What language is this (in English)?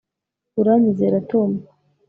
Kinyarwanda